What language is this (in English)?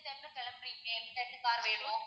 Tamil